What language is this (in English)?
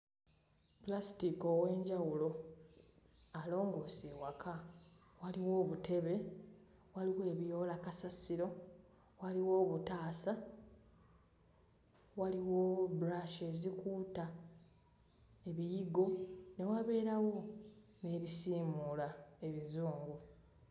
Ganda